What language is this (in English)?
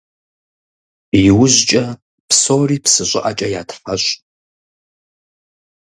Kabardian